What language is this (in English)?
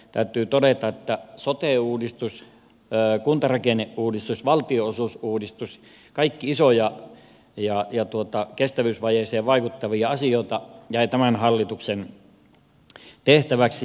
Finnish